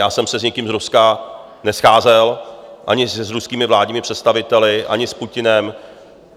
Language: Czech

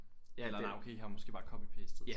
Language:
Danish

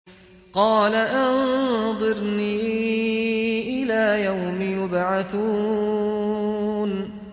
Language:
Arabic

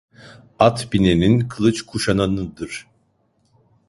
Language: Turkish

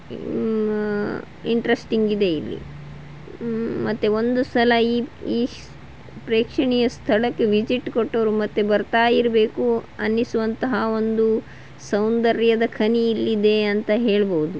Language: Kannada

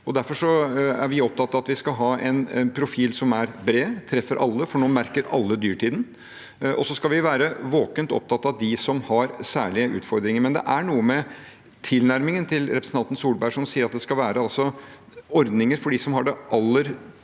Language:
Norwegian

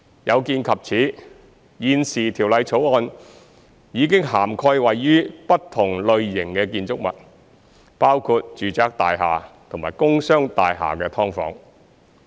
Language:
Cantonese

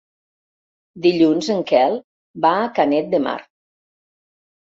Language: Catalan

